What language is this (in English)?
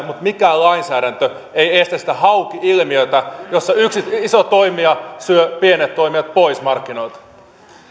Finnish